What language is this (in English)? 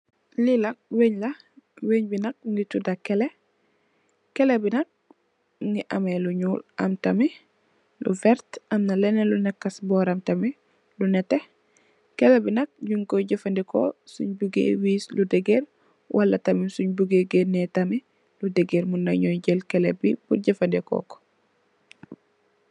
Wolof